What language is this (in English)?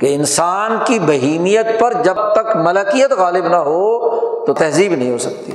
Urdu